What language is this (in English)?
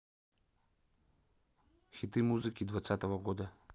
Russian